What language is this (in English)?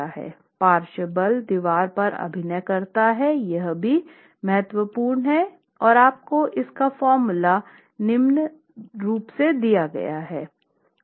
Hindi